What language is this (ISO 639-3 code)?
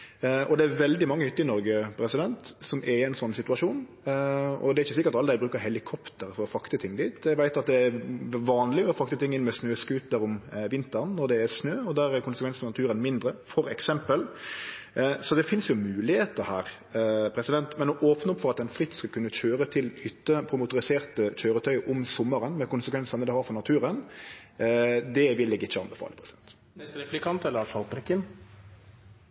nno